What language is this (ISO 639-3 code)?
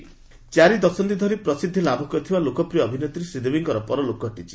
ori